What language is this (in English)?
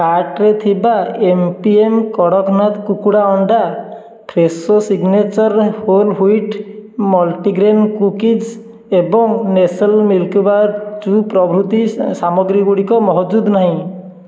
Odia